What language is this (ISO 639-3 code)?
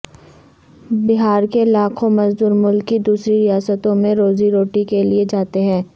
urd